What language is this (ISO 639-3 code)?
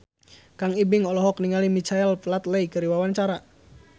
sun